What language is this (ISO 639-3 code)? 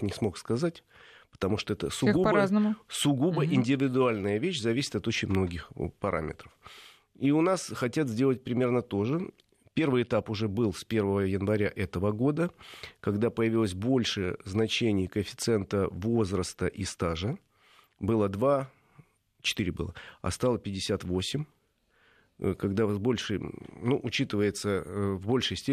rus